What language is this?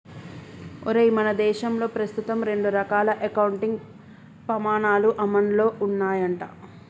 Telugu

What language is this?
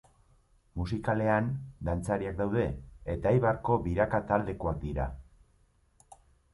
Basque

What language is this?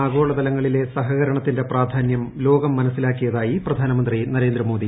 Malayalam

